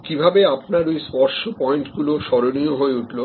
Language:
Bangla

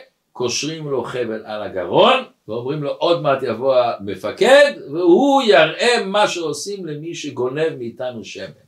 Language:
Hebrew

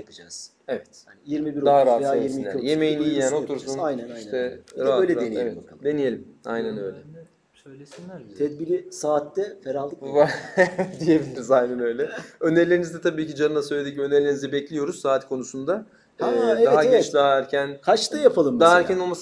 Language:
Turkish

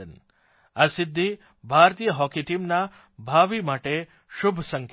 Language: Gujarati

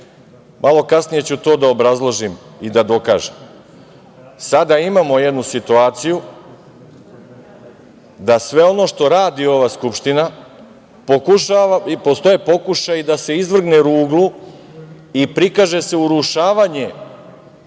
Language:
Serbian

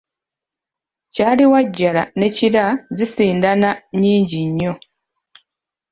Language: Ganda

